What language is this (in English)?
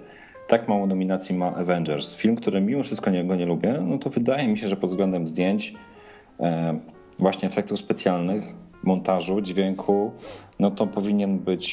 Polish